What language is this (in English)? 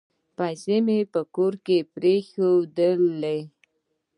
Pashto